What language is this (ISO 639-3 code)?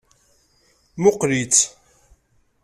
kab